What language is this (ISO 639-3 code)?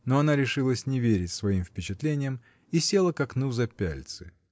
rus